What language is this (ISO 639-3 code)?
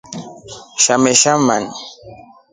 rof